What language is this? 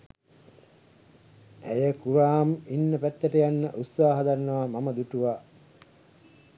Sinhala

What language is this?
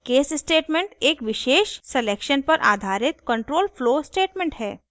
Hindi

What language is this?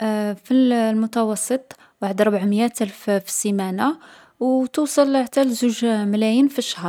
Algerian Arabic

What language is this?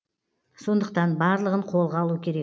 Kazakh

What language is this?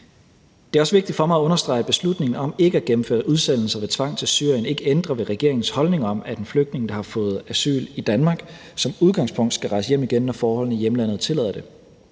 Danish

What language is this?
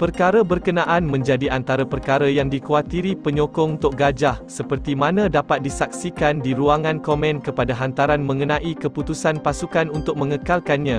Malay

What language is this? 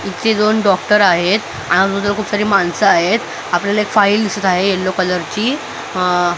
Marathi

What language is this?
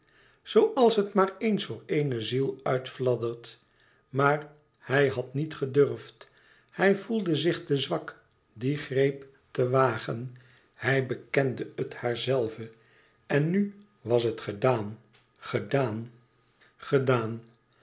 Dutch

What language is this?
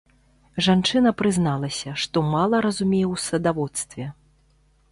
Belarusian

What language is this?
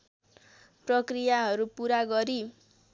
Nepali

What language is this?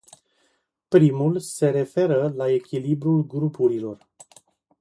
Romanian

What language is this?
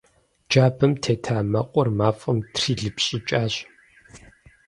Kabardian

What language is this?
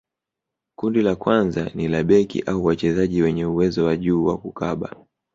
Swahili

